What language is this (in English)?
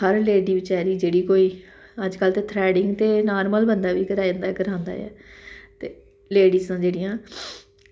Dogri